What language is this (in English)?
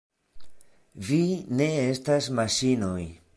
Esperanto